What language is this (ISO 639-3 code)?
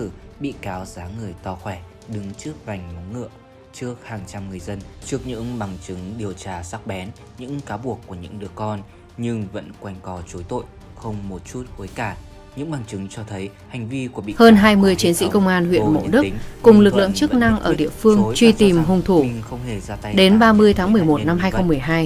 vie